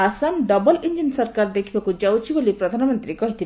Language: Odia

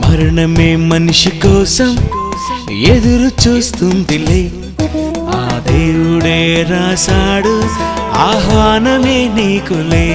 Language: Telugu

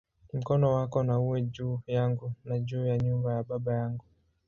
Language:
Swahili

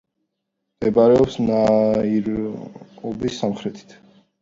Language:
Georgian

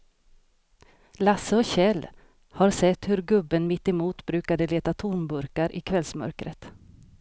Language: Swedish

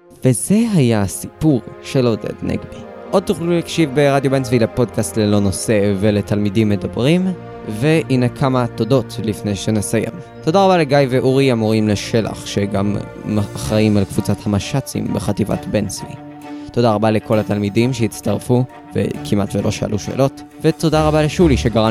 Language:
Hebrew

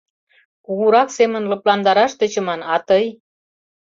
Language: Mari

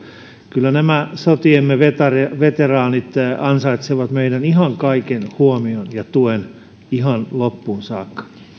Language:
Finnish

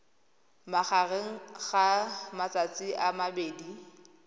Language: Tswana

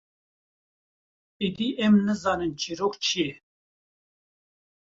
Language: Kurdish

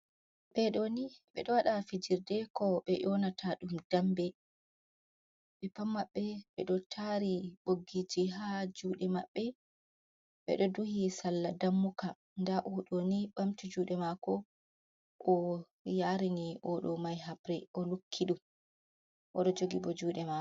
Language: Fula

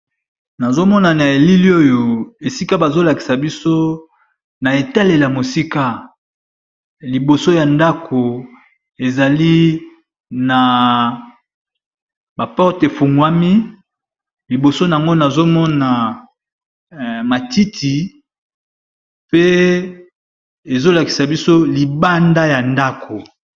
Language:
Lingala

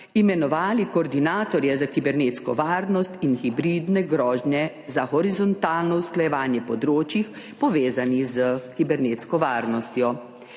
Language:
Slovenian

